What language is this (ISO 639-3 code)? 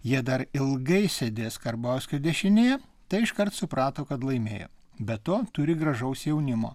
lit